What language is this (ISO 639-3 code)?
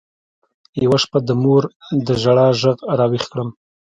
pus